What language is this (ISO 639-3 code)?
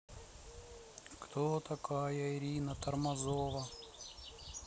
rus